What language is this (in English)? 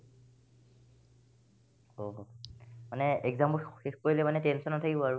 Assamese